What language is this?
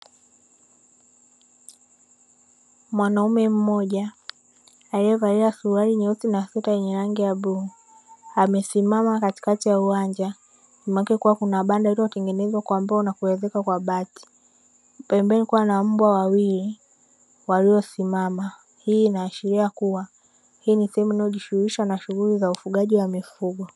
Swahili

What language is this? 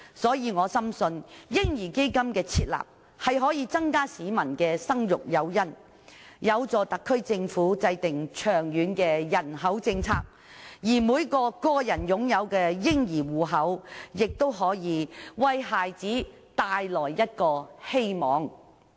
Cantonese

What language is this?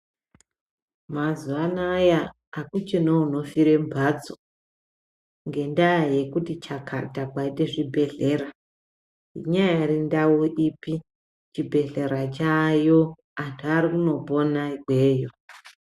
Ndau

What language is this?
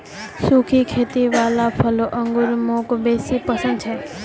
Magahi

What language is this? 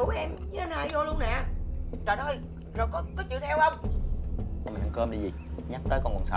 Vietnamese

